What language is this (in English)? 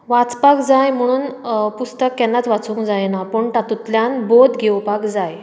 Konkani